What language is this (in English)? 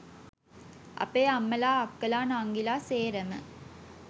Sinhala